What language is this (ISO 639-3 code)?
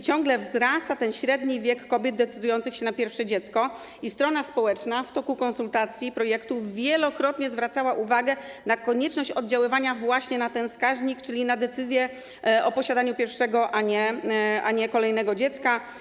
pol